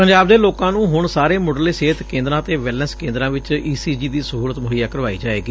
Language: Punjabi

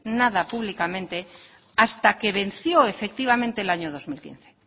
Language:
Spanish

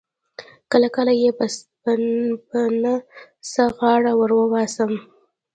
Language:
Pashto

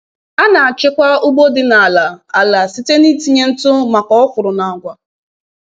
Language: Igbo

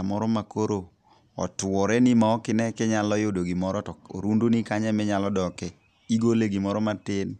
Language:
Luo (Kenya and Tanzania)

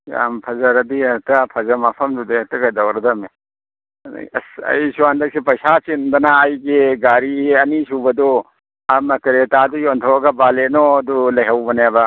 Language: Manipuri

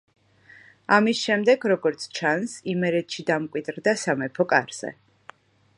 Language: Georgian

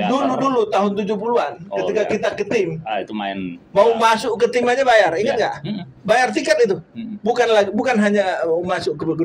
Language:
Indonesian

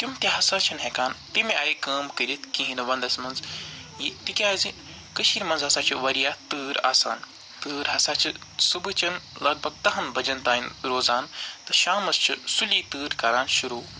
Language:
Kashmiri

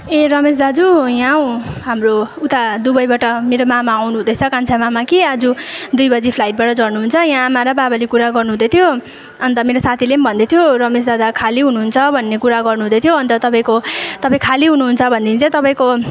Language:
Nepali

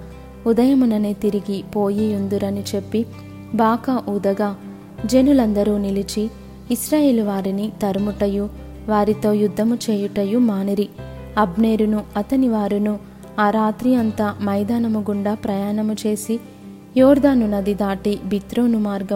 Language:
Telugu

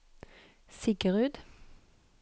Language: Norwegian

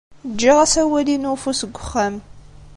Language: Kabyle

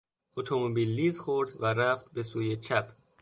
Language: Persian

